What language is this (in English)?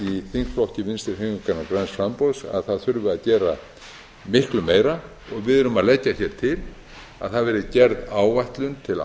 Icelandic